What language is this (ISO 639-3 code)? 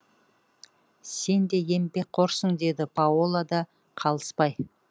kaz